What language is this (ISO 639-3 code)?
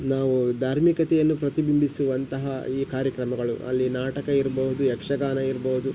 kan